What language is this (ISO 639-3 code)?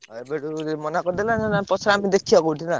ori